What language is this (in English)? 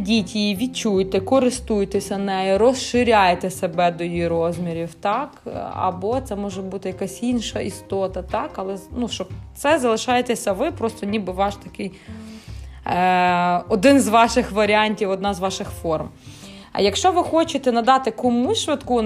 Ukrainian